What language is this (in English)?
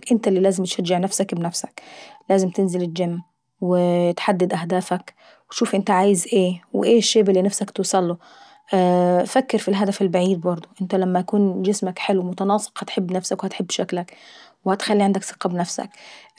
Saidi Arabic